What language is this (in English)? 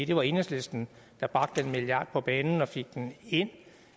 Danish